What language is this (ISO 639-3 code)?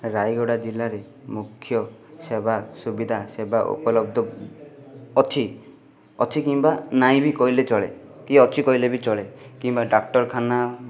ori